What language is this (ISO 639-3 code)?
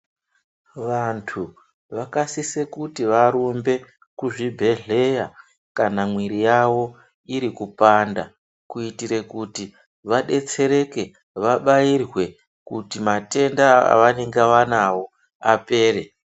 ndc